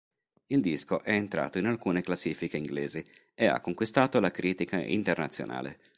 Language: Italian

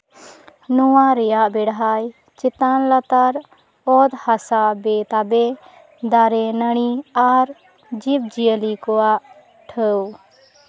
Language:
Santali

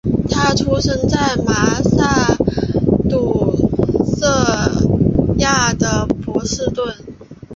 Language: Chinese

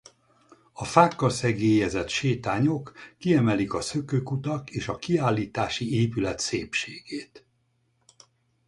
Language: Hungarian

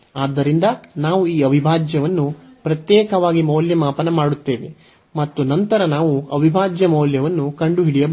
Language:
Kannada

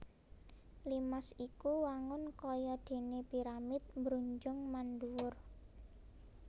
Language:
Javanese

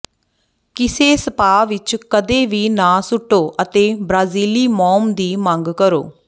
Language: Punjabi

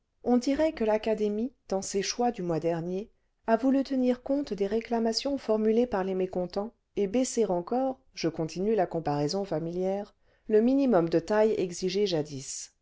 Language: French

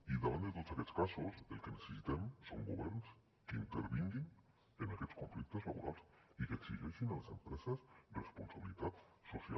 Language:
Catalan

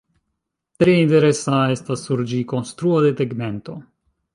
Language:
Esperanto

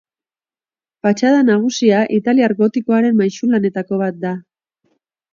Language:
Basque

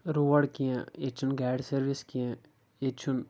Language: Kashmiri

